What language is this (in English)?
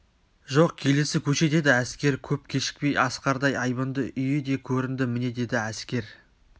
Kazakh